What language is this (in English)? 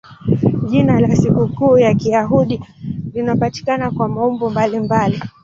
Swahili